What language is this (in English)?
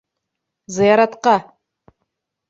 Bashkir